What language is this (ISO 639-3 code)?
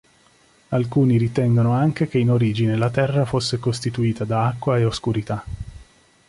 ita